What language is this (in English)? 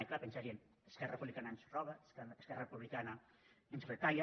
Catalan